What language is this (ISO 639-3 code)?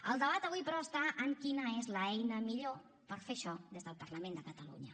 cat